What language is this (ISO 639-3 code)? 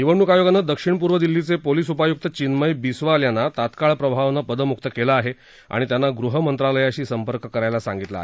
mar